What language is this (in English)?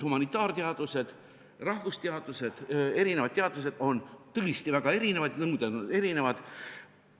Estonian